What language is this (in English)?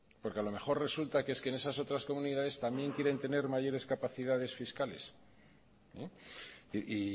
Spanish